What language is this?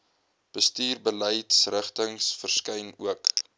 Afrikaans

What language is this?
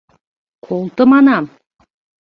Mari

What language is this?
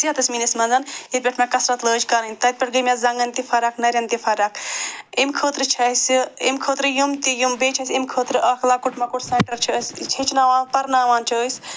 Kashmiri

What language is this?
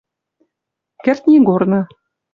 Western Mari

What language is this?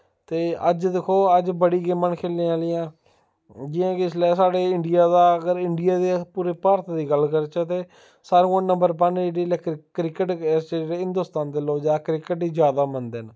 Dogri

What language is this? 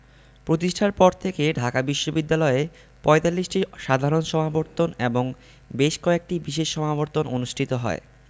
Bangla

